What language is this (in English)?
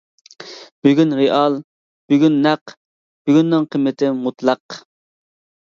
Uyghur